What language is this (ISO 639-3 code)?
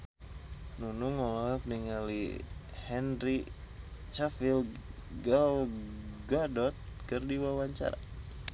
sun